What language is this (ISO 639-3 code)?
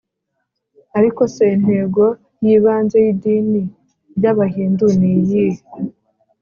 kin